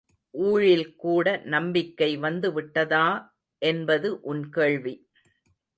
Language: Tamil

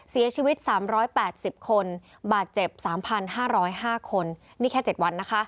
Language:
Thai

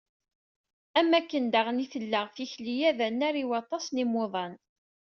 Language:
Kabyle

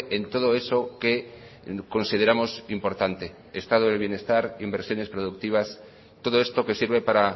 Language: Spanish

